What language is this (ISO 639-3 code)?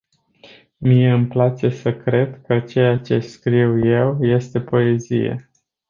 ron